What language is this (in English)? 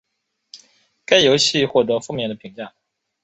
Chinese